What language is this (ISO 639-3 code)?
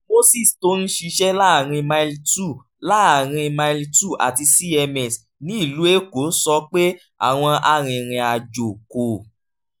yor